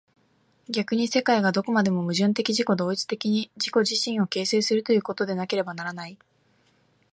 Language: Japanese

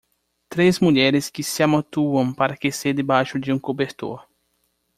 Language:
Portuguese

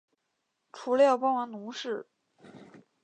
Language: Chinese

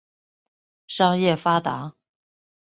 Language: Chinese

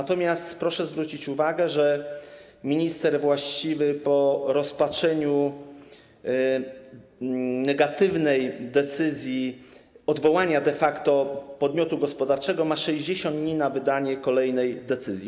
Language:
Polish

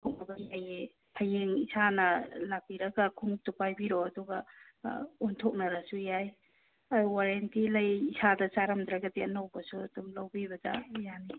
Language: Manipuri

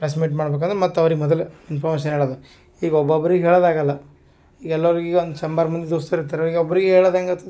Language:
Kannada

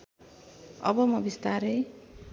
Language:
Nepali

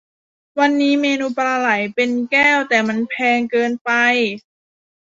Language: Thai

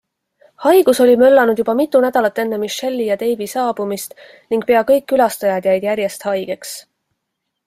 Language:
Estonian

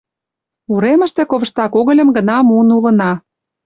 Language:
Mari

